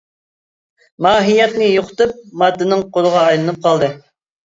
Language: Uyghur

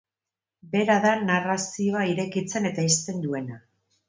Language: Basque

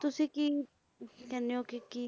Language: Punjabi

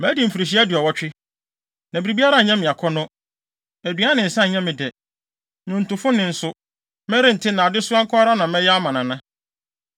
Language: Akan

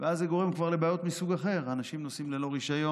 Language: Hebrew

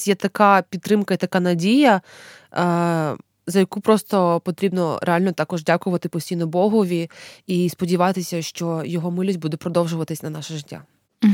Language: Ukrainian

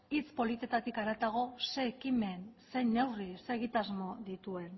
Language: Basque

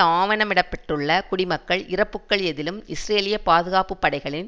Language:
Tamil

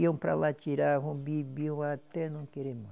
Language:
Portuguese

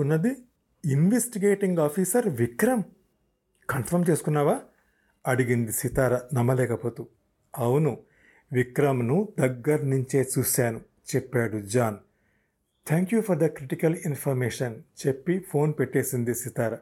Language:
Telugu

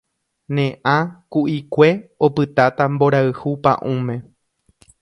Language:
Guarani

